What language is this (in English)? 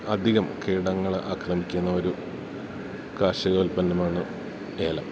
Malayalam